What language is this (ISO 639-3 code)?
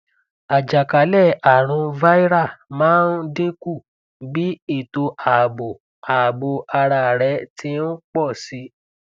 yor